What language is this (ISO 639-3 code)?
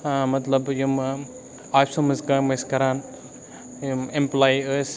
kas